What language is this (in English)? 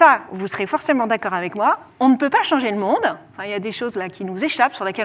French